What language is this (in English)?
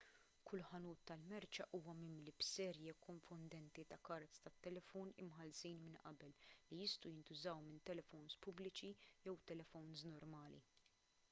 Maltese